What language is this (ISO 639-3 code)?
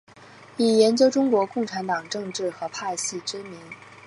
zho